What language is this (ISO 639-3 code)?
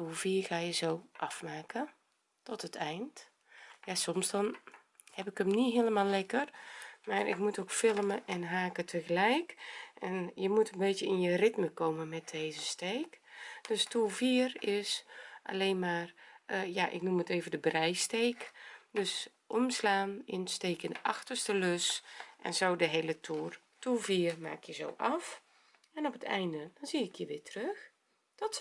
nld